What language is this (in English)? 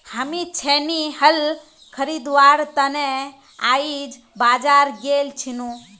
Magahi